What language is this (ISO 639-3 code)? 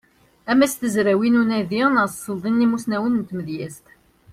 kab